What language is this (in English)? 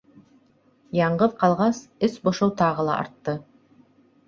Bashkir